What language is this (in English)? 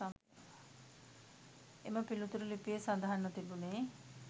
Sinhala